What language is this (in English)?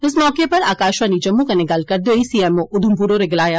Dogri